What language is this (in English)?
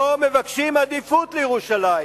Hebrew